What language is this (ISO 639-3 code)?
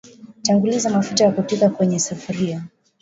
swa